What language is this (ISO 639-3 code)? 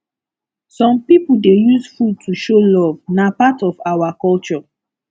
pcm